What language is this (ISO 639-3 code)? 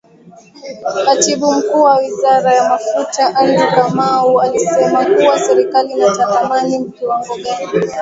swa